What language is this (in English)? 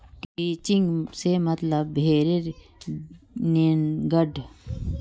Magahi